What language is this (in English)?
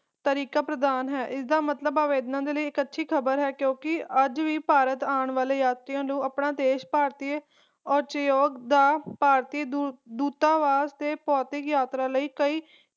Punjabi